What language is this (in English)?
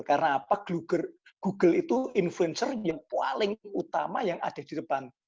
Indonesian